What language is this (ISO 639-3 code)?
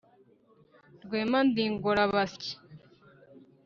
kin